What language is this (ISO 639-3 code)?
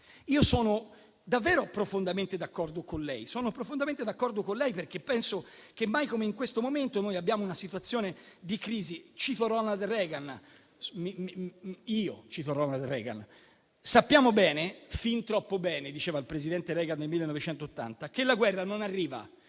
ita